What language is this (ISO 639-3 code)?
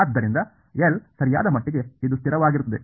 kan